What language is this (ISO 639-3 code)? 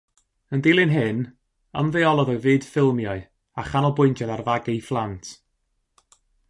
cym